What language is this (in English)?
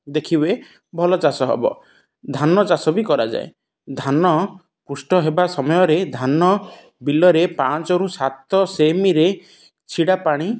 Odia